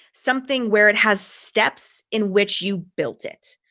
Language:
English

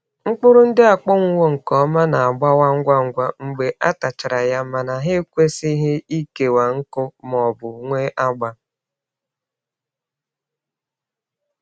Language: Igbo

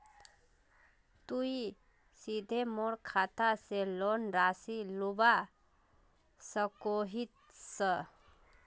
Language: Magahi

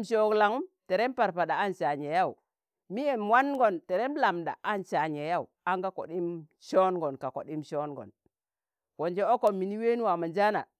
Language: Tangale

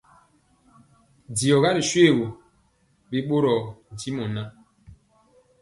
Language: Mpiemo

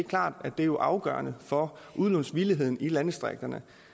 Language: Danish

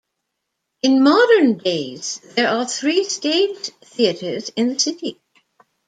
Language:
English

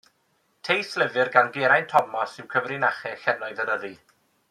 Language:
Welsh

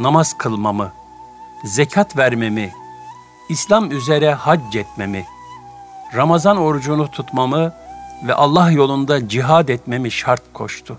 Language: Turkish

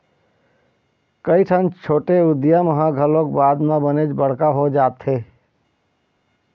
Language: Chhattisgarhi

